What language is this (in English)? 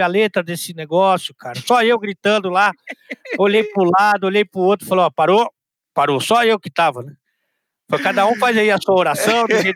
Portuguese